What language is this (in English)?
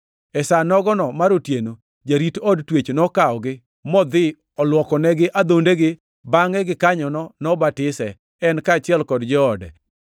Luo (Kenya and Tanzania)